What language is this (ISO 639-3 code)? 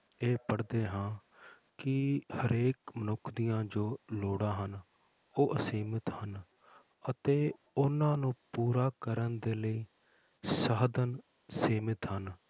pan